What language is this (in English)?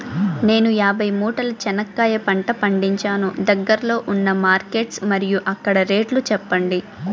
Telugu